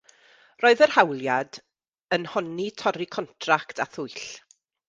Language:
Welsh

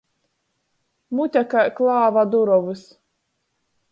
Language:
Latgalian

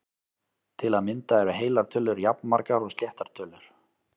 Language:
Icelandic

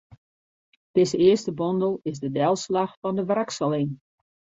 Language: Western Frisian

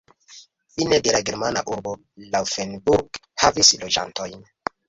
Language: Esperanto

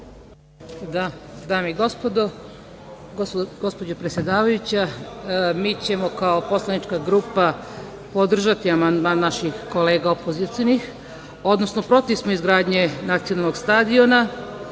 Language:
Serbian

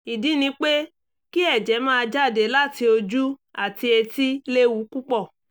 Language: Yoruba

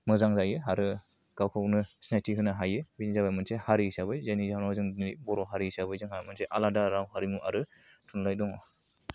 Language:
Bodo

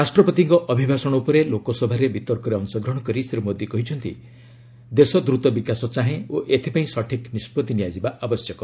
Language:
Odia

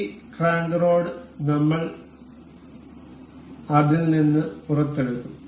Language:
Malayalam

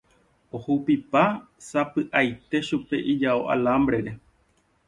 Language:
Guarani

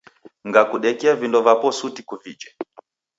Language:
Taita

